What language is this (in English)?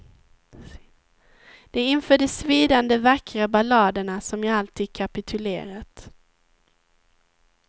Swedish